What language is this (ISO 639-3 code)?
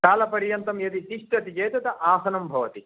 san